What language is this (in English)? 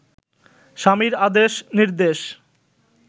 Bangla